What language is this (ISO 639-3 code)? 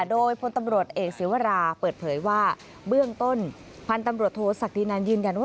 tha